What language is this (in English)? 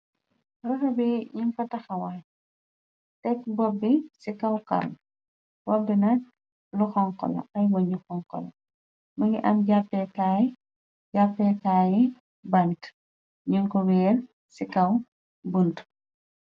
Wolof